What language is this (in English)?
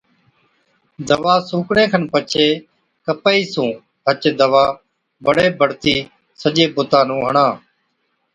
Od